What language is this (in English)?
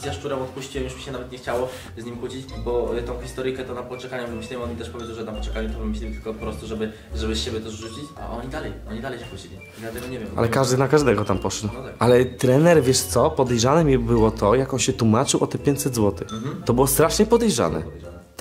Polish